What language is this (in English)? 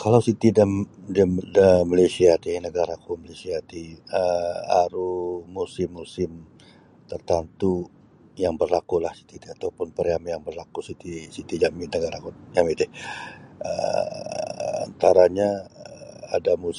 Sabah Bisaya